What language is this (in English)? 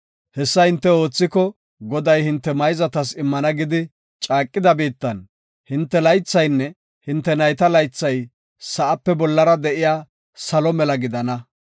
Gofa